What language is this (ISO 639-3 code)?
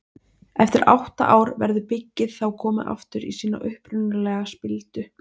isl